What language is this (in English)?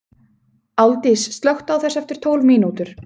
Icelandic